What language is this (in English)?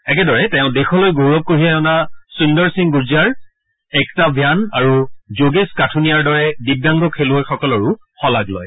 Assamese